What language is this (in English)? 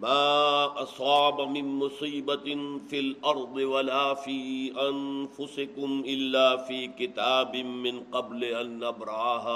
Urdu